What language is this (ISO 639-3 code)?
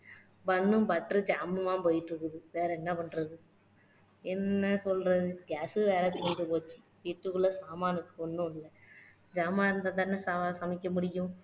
tam